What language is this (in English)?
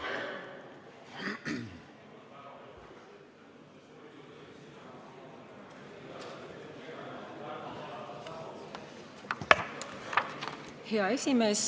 Estonian